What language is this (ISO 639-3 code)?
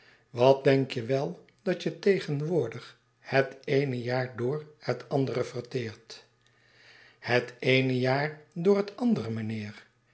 nld